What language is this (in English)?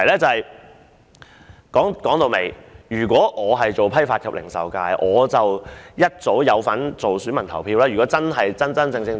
Cantonese